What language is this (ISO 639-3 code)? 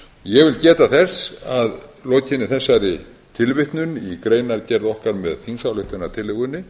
isl